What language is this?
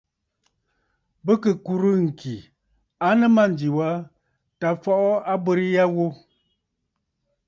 Bafut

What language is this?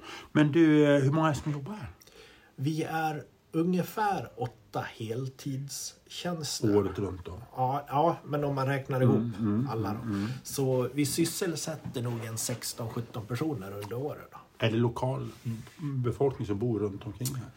Swedish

